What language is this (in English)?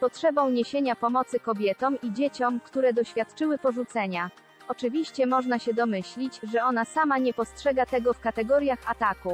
Polish